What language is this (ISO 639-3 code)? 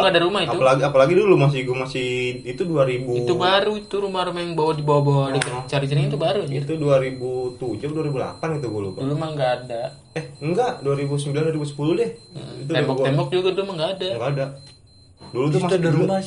ind